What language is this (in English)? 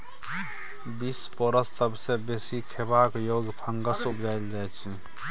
Maithili